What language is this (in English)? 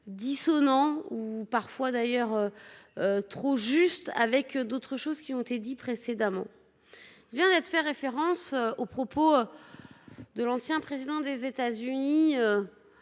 French